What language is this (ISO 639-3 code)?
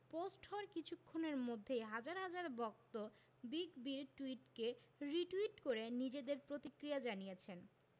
ben